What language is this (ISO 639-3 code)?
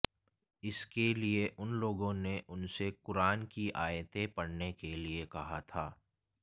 hin